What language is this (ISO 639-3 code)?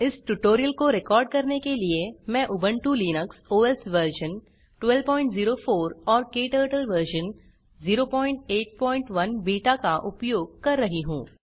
hin